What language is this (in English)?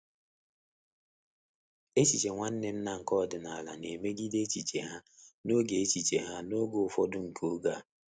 Igbo